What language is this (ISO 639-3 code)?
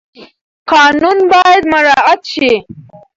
pus